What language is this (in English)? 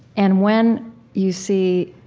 English